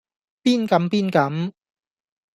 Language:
Cantonese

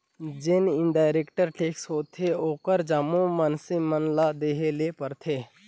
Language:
Chhattisgarhi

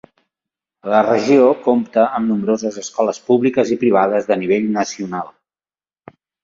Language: Catalan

